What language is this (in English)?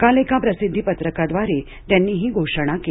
Marathi